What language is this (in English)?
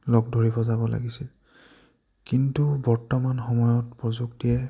Assamese